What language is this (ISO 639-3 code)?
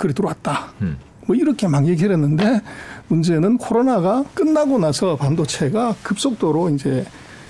kor